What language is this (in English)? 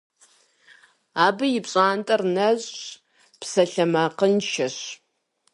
Kabardian